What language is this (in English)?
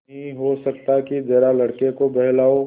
Hindi